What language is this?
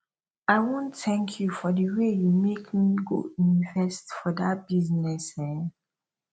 Nigerian Pidgin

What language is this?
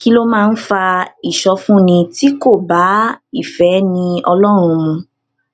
Yoruba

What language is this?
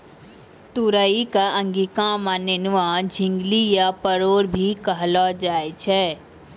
Maithili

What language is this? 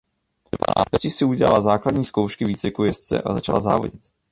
Czech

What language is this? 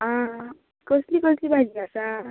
Konkani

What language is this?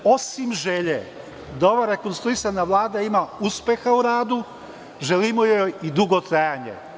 Serbian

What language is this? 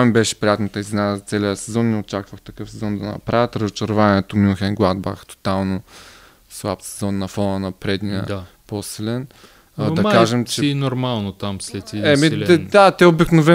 Bulgarian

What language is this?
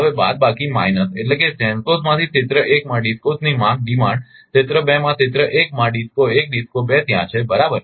Gujarati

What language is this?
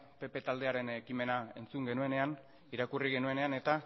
Basque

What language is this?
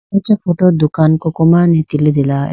Idu-Mishmi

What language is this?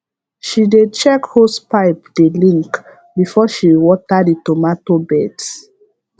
Nigerian Pidgin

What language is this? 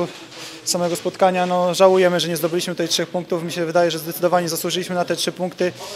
Polish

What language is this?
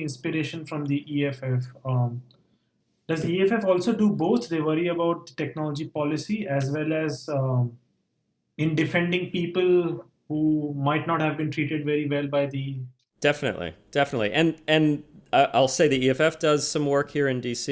English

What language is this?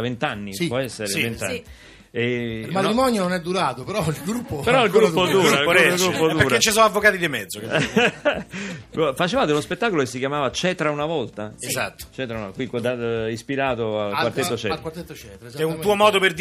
Italian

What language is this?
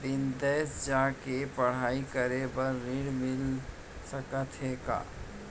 Chhattisgarhi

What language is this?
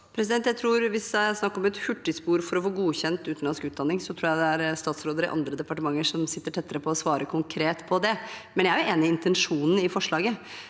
Norwegian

